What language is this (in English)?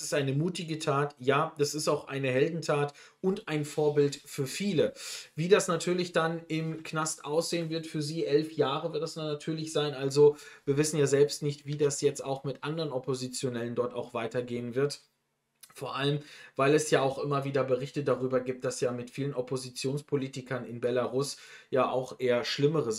German